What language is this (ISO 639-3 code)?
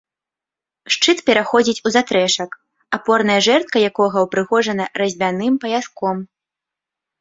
bel